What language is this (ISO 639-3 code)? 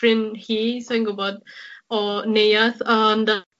cym